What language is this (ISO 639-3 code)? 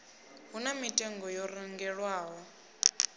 ven